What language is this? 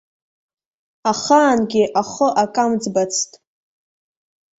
Abkhazian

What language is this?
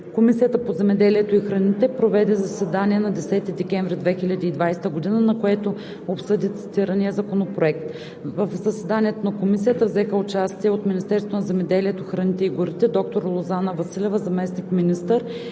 Bulgarian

